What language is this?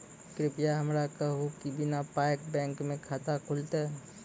Maithili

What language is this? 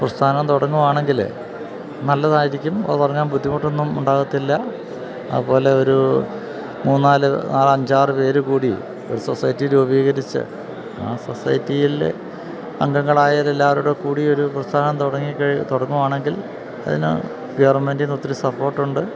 Malayalam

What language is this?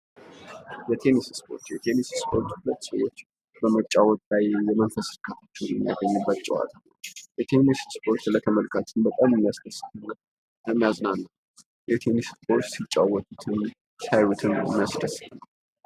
Amharic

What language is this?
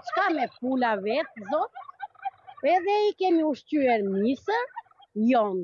Romanian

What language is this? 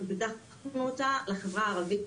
Hebrew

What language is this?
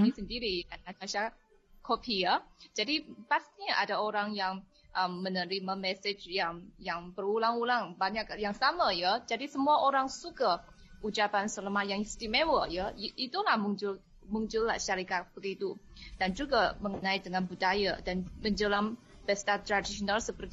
Malay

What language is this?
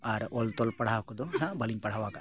Santali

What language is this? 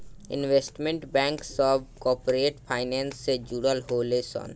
Bhojpuri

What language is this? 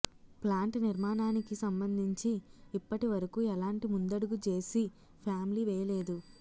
Telugu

